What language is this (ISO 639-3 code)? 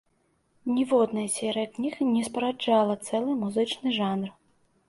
bel